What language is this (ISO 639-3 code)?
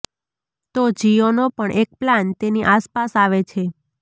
guj